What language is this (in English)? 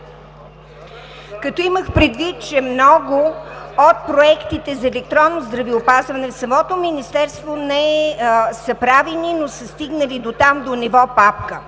Bulgarian